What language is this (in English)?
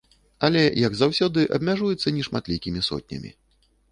Belarusian